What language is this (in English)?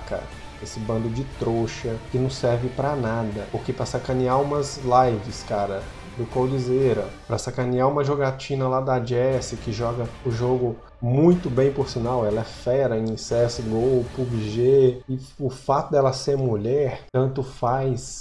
Portuguese